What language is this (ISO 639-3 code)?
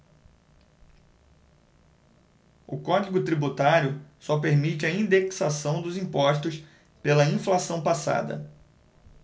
por